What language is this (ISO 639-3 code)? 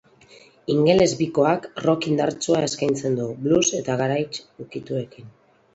eus